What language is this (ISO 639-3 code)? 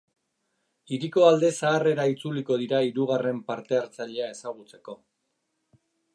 eus